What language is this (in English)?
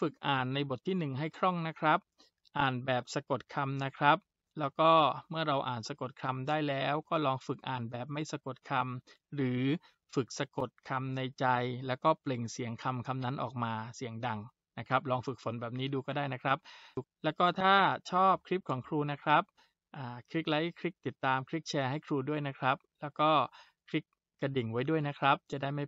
Thai